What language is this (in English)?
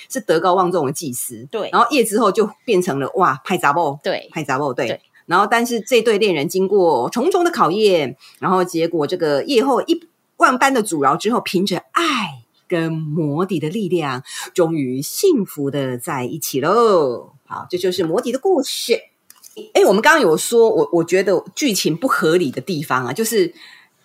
Chinese